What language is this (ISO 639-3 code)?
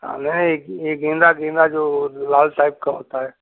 hin